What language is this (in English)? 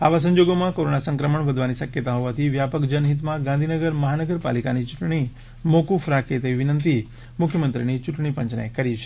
Gujarati